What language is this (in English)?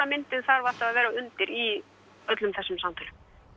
Icelandic